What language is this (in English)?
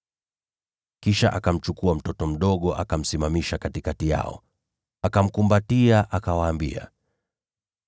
Swahili